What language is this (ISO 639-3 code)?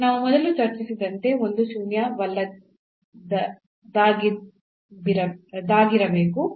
kan